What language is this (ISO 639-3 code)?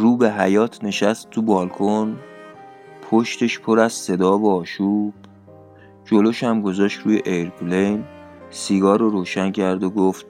fas